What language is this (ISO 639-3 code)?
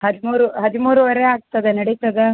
kan